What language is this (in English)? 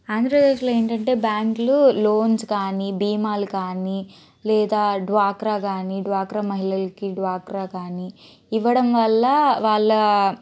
Telugu